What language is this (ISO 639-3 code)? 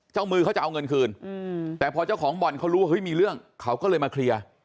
tha